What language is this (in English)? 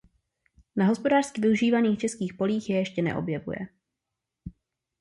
Czech